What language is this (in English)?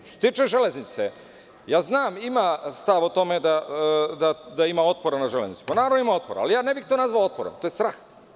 Serbian